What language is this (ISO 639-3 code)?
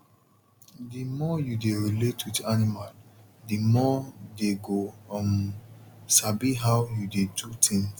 pcm